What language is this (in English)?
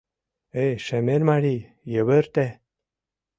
Mari